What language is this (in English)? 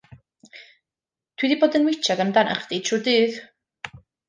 Welsh